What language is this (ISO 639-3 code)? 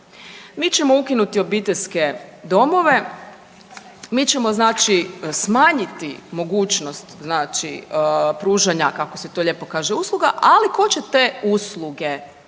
hrv